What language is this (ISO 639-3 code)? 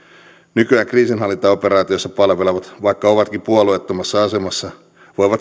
fin